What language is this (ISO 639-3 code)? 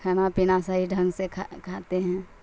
urd